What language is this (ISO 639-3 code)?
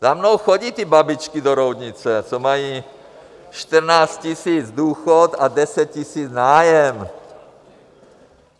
ces